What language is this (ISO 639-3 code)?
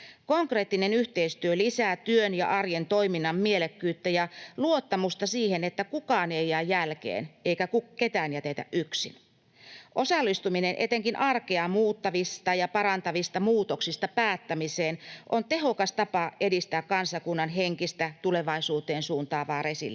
fin